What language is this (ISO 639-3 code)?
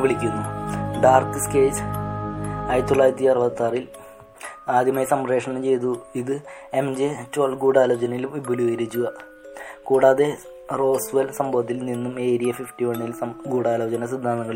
mal